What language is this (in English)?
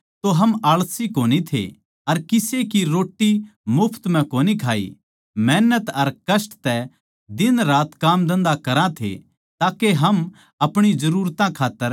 Haryanvi